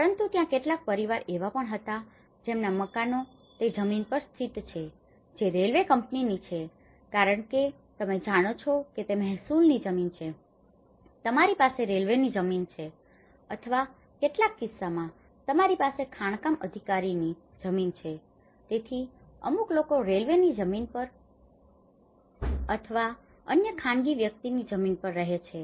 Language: Gujarati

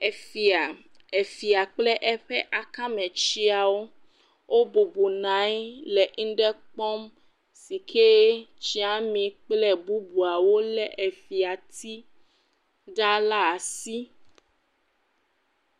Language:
Ewe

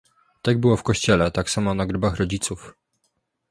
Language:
Polish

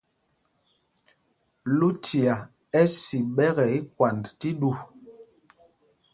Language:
Mpumpong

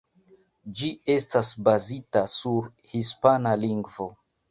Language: Esperanto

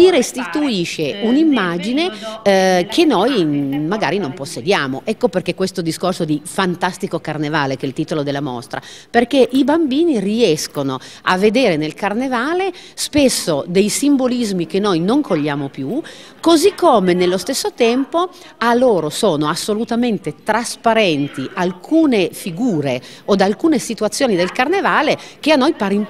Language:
Italian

